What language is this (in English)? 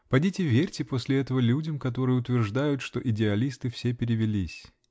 Russian